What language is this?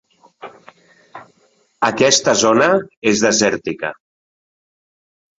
Catalan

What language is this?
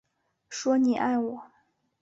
Chinese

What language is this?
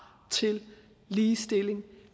Danish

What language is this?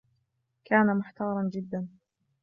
Arabic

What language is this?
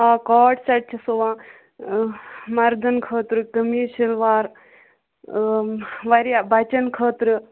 Kashmiri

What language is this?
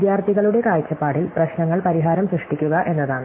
Malayalam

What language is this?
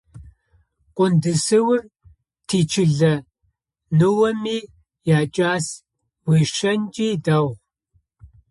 Adyghe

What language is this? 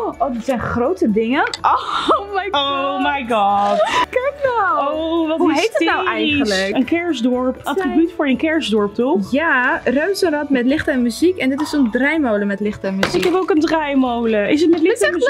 Dutch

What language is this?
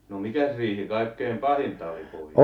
Finnish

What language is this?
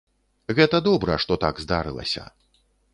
Belarusian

